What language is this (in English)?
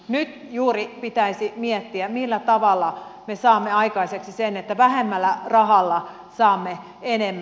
Finnish